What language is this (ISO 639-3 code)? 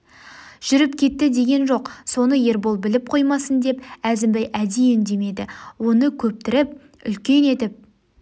kaz